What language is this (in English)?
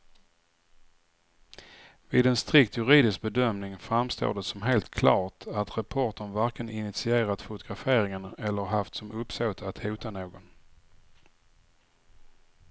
Swedish